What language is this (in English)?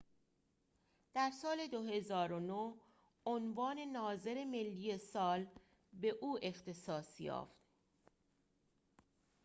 Persian